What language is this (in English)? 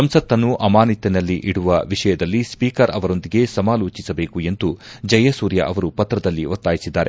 Kannada